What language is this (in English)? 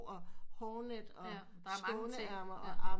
Danish